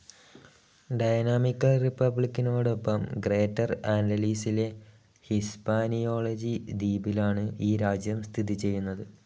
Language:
Malayalam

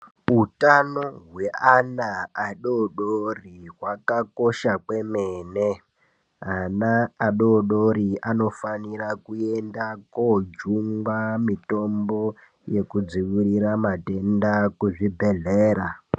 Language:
Ndau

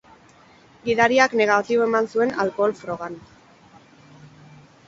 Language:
Basque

